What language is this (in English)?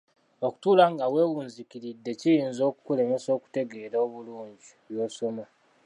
Ganda